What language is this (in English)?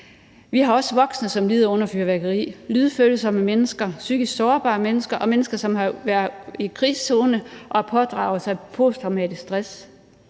Danish